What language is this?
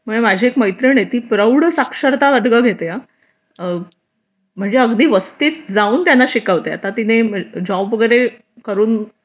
Marathi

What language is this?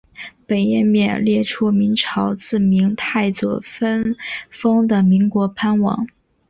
Chinese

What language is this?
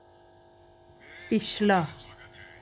Dogri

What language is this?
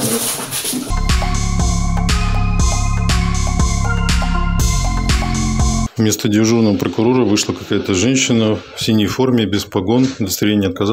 Russian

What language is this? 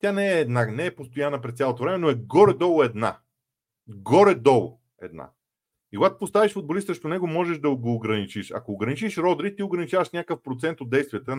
Bulgarian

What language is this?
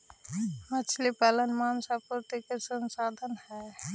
Magahi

